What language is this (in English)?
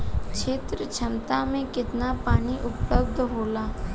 Bhojpuri